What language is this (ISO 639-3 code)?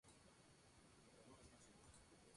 spa